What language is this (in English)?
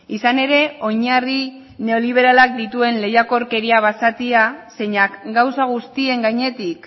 Basque